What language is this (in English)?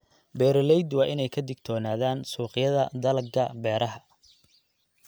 Somali